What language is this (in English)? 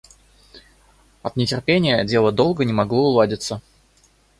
Russian